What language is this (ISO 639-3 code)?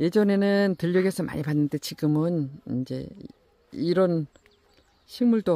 kor